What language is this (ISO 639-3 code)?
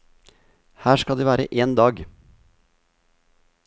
nor